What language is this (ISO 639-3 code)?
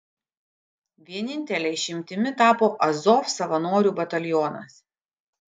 lit